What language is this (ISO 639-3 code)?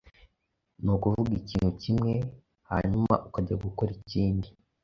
kin